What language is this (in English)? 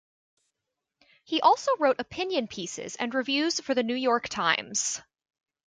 English